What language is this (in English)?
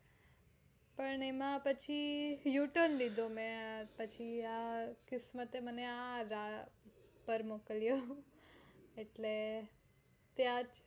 Gujarati